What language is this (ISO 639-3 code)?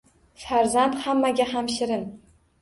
uzb